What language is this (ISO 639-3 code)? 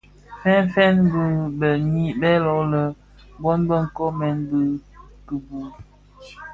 ksf